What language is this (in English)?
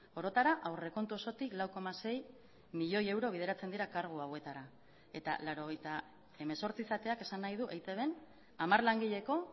Basque